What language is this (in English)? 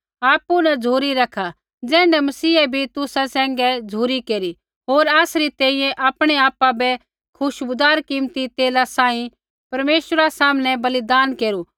Kullu Pahari